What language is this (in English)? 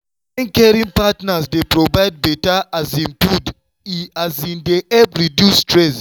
Nigerian Pidgin